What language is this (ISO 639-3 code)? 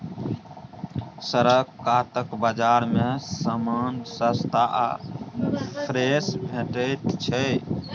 mai